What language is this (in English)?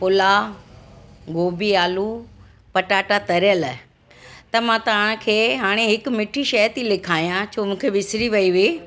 Sindhi